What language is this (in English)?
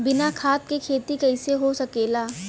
Bhojpuri